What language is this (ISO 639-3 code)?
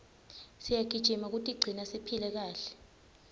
ssw